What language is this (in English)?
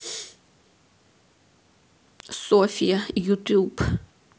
Russian